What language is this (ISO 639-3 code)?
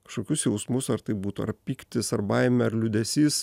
lit